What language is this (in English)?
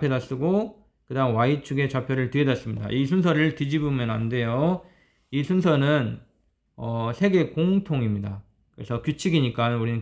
Korean